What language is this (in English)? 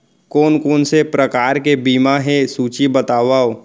Chhattisgarhi